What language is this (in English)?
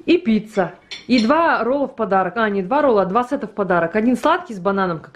Russian